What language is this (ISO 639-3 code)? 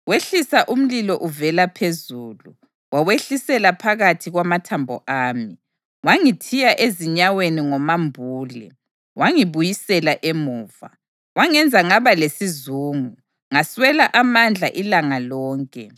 nde